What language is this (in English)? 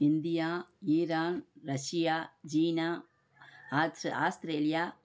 Tamil